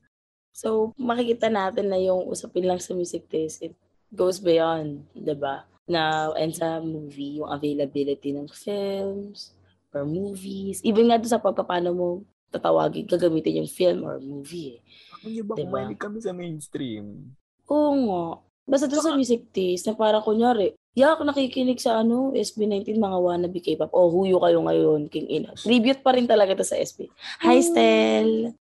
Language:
Filipino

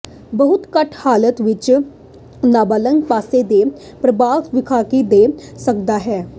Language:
Punjabi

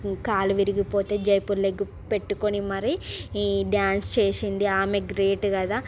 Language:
Telugu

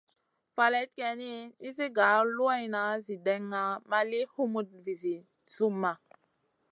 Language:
Masana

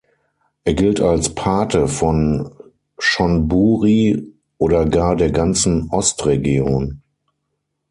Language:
German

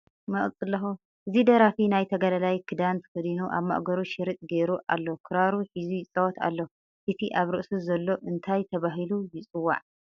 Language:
Tigrinya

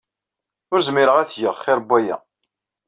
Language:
Kabyle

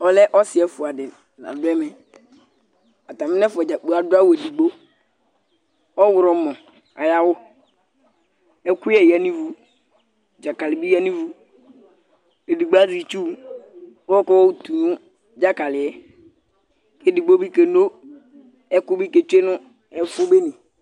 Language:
Ikposo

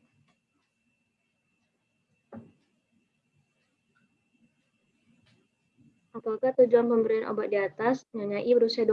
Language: Indonesian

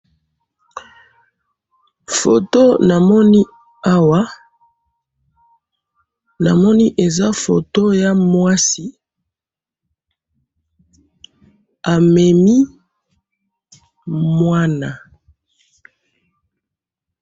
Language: Lingala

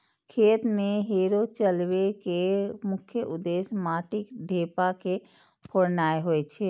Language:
Maithili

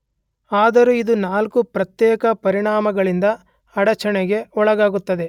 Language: Kannada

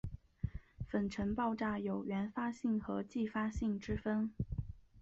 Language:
Chinese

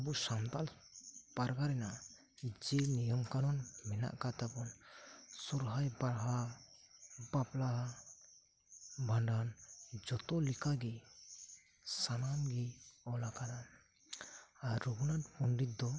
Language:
Santali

